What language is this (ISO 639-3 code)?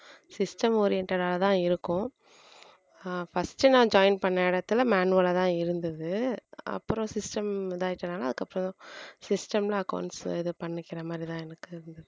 tam